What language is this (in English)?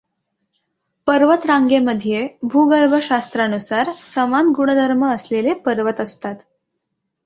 Marathi